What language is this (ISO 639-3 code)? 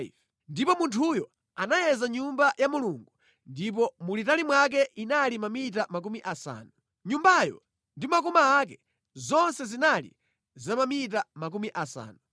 nya